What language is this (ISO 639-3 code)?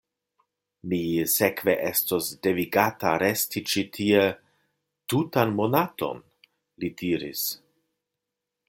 epo